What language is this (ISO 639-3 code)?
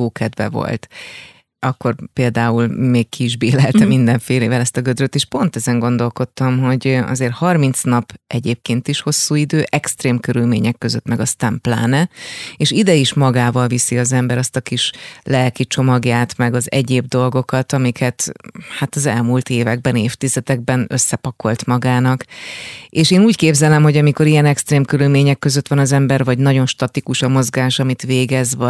hun